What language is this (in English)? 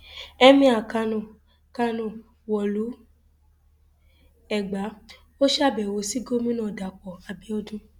Yoruba